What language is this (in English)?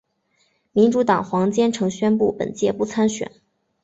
Chinese